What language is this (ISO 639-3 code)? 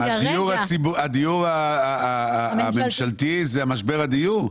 heb